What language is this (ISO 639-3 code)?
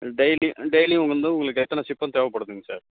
tam